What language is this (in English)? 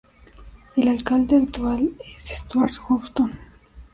Spanish